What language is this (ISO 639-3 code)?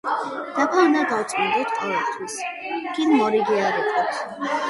kat